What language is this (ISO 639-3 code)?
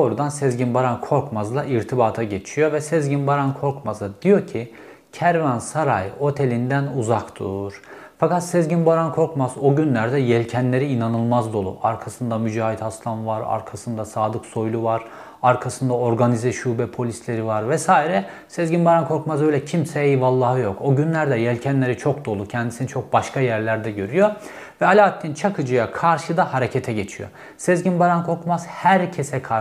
tur